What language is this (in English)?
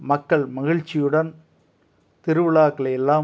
Tamil